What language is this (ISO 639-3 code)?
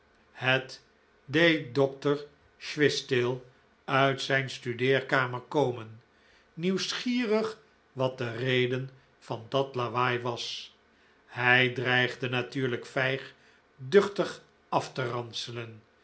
nld